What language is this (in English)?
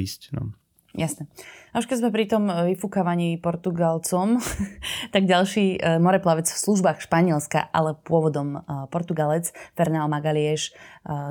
Slovak